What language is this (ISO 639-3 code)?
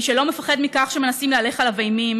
heb